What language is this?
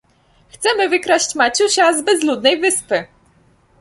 Polish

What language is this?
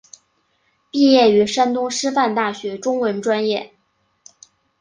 Chinese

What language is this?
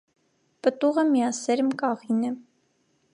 Armenian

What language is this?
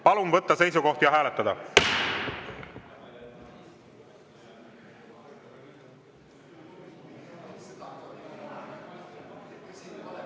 Estonian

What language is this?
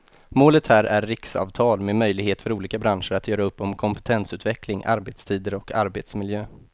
Swedish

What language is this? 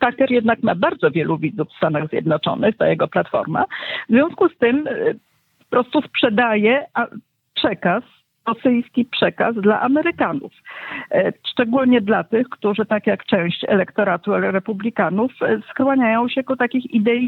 Polish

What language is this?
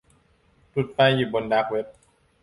Thai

